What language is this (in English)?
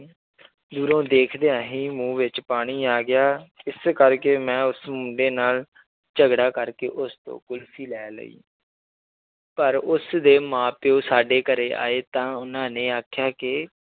Punjabi